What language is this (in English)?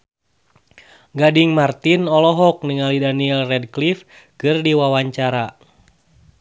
Sundanese